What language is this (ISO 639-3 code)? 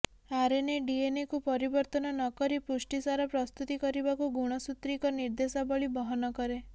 ori